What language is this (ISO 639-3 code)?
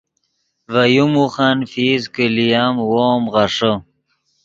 ydg